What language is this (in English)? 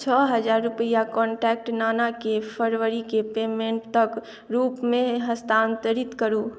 Maithili